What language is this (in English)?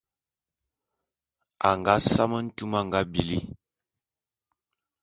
Bulu